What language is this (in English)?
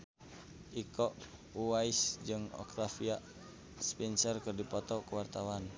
Sundanese